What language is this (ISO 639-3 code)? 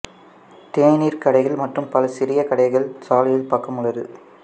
tam